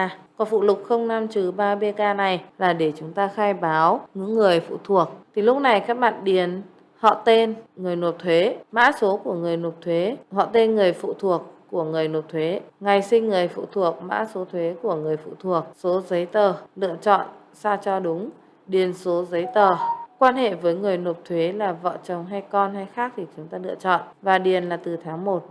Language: Vietnamese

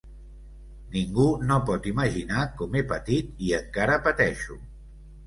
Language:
Catalan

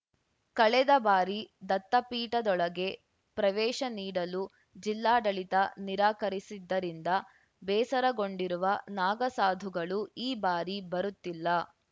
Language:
Kannada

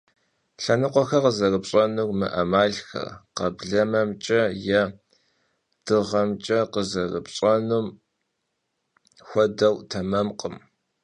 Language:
Kabardian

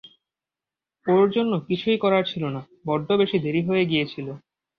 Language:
Bangla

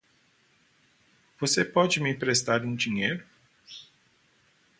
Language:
Portuguese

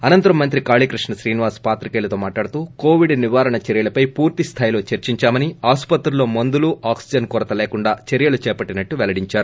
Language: Telugu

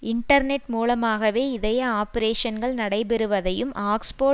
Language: Tamil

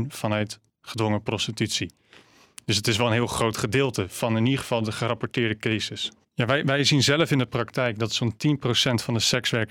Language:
Dutch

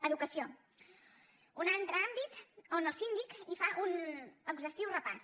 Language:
Catalan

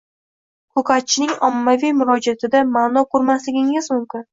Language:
Uzbek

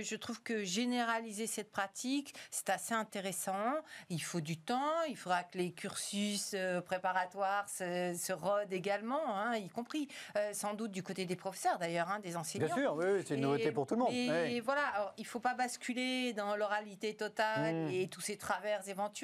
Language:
French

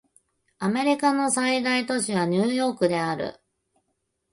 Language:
Japanese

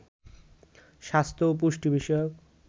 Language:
Bangla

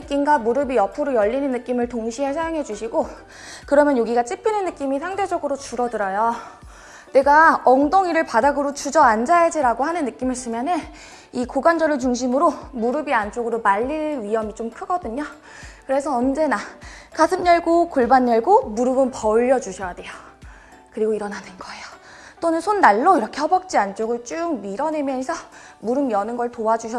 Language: Korean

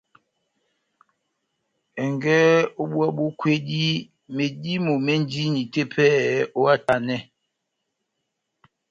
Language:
Batanga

